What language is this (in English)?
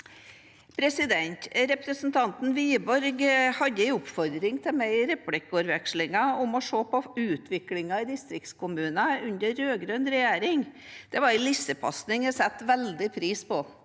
Norwegian